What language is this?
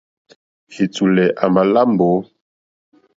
Mokpwe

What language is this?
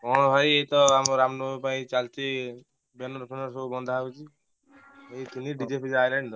Odia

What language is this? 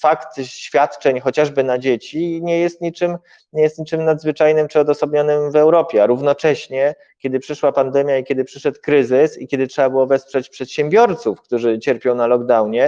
Polish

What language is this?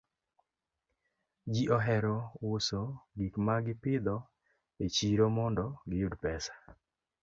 Luo (Kenya and Tanzania)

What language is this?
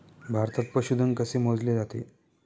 Marathi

